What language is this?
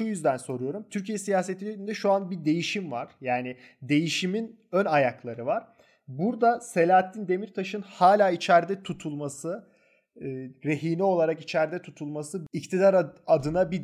Turkish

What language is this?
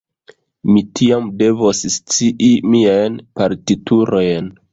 Esperanto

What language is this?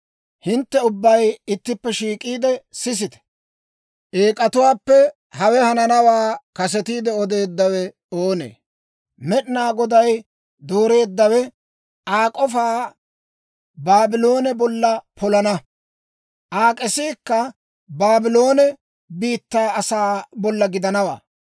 Dawro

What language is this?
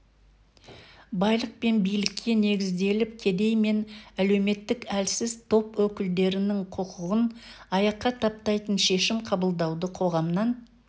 Kazakh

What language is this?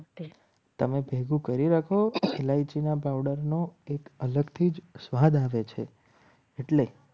Gujarati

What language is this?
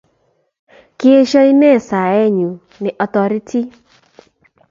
Kalenjin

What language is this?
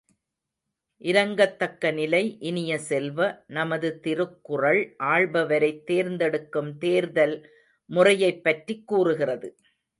Tamil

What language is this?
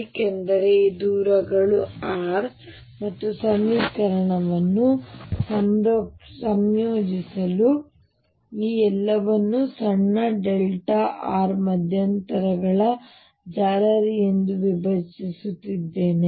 Kannada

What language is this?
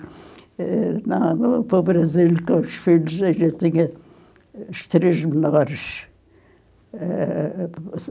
Portuguese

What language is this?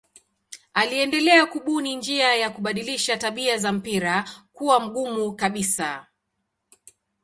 Swahili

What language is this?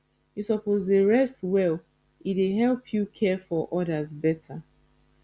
Nigerian Pidgin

